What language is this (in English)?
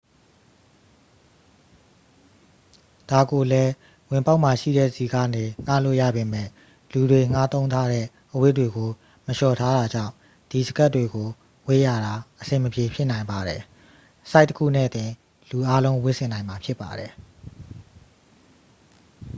Burmese